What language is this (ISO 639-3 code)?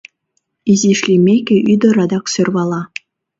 chm